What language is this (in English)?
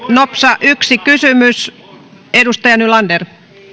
Finnish